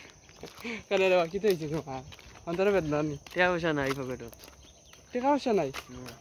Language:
Arabic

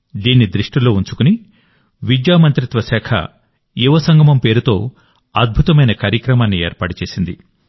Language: Telugu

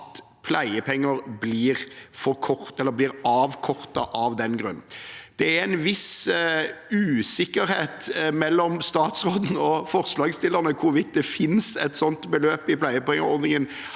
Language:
Norwegian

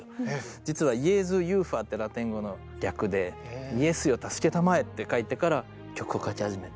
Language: Japanese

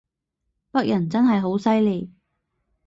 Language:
Cantonese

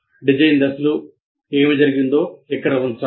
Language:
Telugu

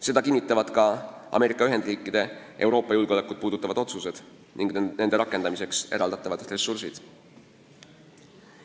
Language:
Estonian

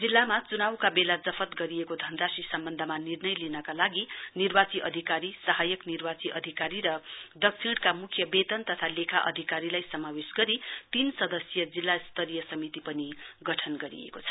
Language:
Nepali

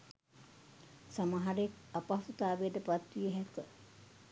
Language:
Sinhala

